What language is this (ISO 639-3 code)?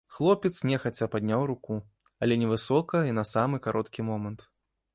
bel